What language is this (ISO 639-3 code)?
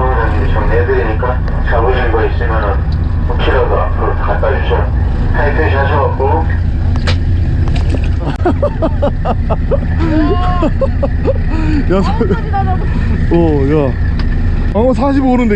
kor